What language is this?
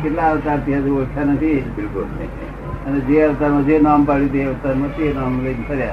Gujarati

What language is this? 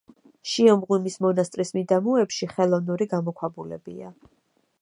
Georgian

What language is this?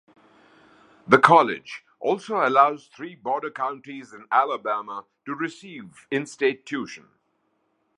English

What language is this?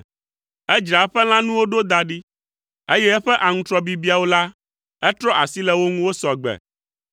Ewe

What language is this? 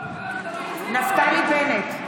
Hebrew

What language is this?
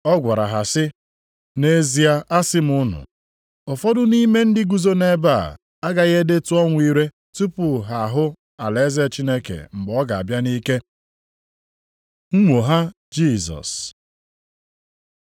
Igbo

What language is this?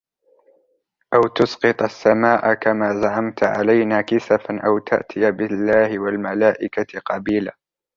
Arabic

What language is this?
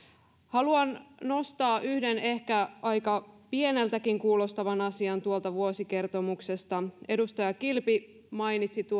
Finnish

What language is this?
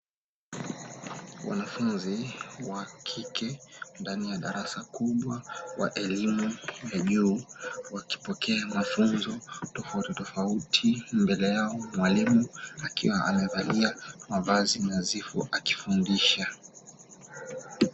Swahili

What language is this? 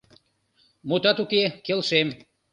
Mari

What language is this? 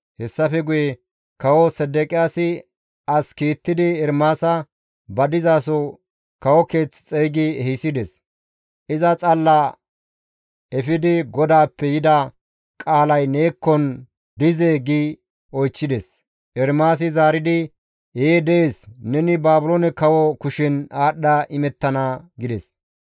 Gamo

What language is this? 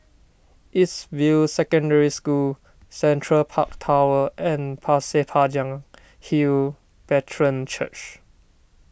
English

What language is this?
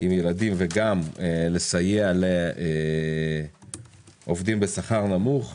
Hebrew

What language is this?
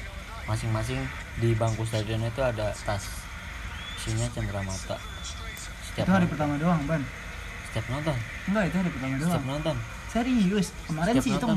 Indonesian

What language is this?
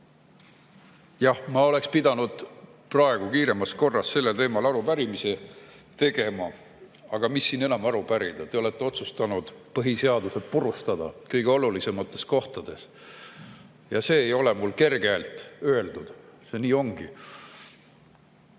Estonian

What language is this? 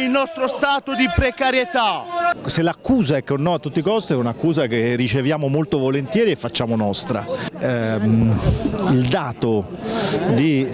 Italian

